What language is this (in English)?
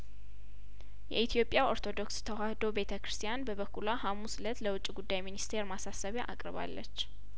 Amharic